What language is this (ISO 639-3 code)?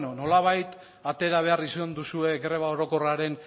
eus